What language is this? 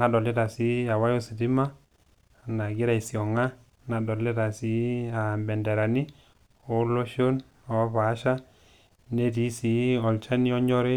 Masai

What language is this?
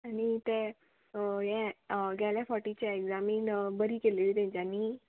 Konkani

